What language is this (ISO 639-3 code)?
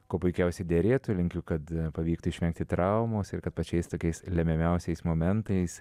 lit